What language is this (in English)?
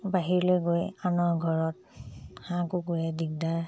Assamese